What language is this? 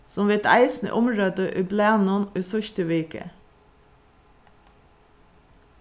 Faroese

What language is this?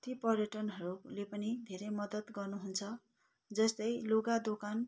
Nepali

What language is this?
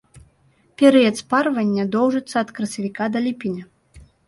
Belarusian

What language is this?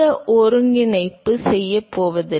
Tamil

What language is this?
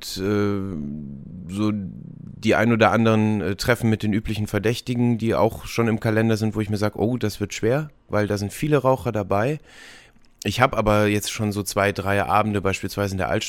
German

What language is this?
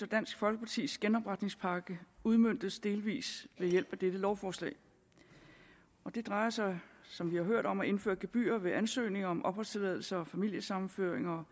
Danish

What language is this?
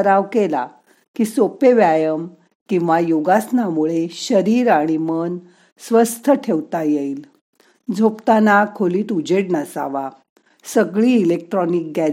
Marathi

